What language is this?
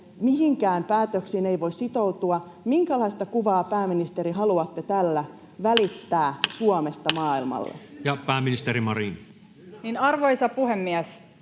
Finnish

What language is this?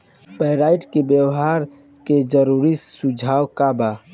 Bhojpuri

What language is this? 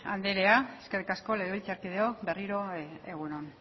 Basque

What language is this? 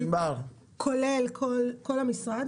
Hebrew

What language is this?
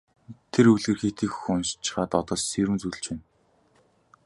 Mongolian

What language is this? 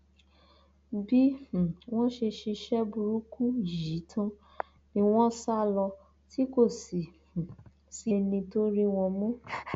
Yoruba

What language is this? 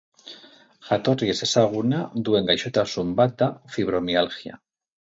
Basque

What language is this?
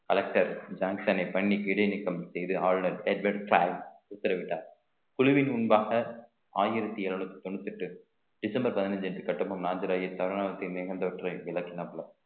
Tamil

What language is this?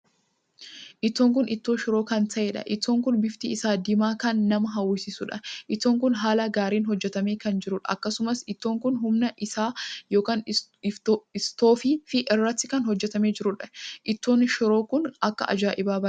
Oromo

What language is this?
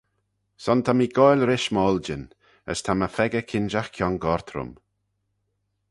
Manx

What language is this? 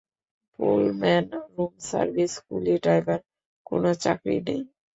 Bangla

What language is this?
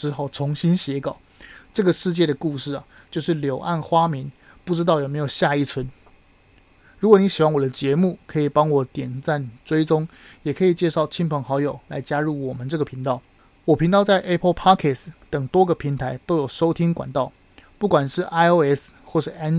Chinese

